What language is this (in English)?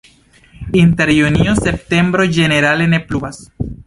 Esperanto